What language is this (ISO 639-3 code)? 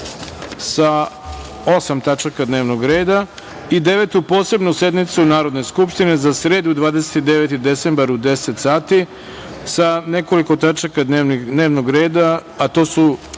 srp